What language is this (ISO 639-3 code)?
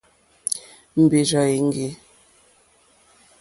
bri